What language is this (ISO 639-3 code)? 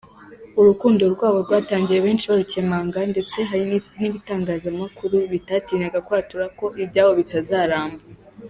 kin